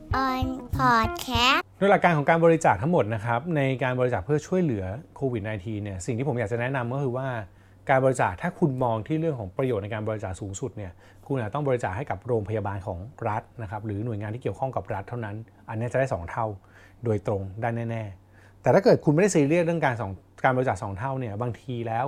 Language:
Thai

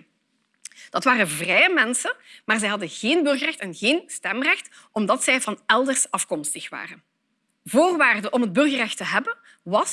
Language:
Dutch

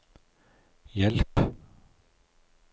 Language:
Norwegian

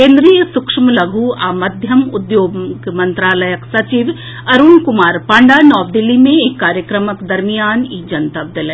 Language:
Maithili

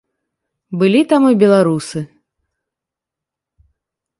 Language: Belarusian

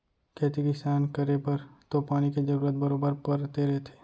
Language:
Chhattisgarhi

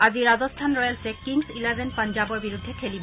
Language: Assamese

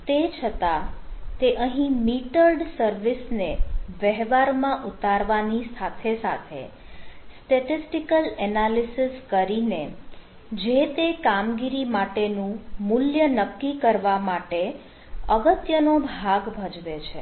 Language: Gujarati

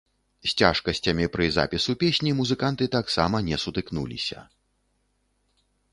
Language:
Belarusian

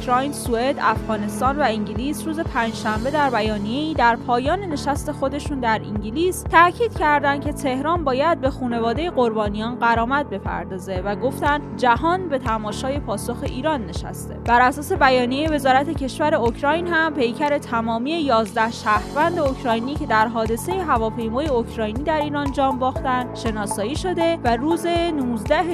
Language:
Persian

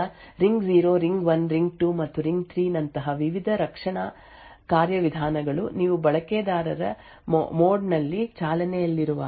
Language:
Kannada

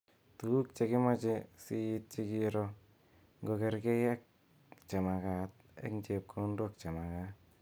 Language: Kalenjin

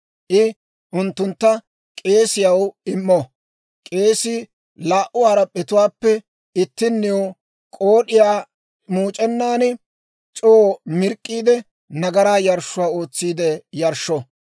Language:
Dawro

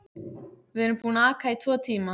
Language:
Icelandic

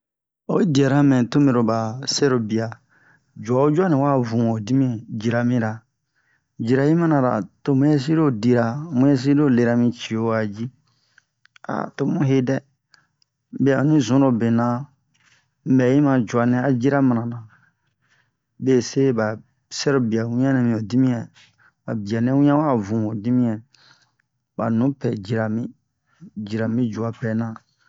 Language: Bomu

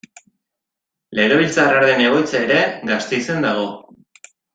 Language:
Basque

